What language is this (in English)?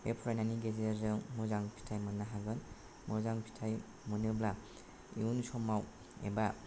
Bodo